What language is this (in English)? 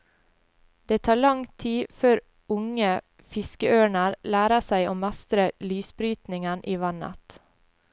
Norwegian